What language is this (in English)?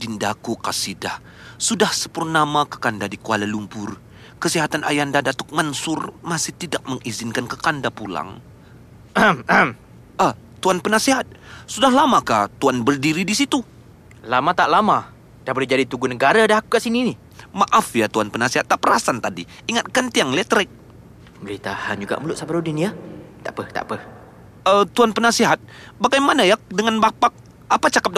Malay